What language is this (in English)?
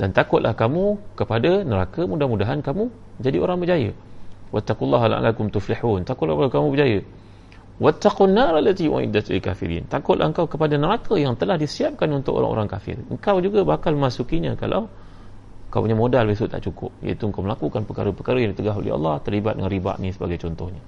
Malay